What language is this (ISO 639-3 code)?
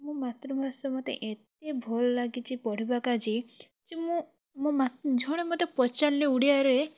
ori